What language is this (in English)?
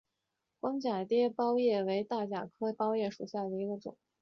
Chinese